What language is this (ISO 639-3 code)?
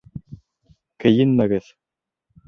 bak